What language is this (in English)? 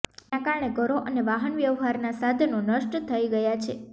Gujarati